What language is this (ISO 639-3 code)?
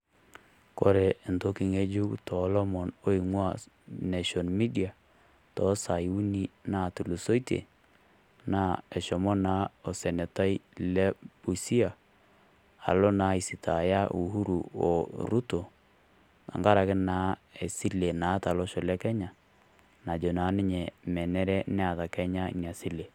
mas